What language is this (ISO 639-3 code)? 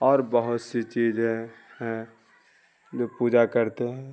urd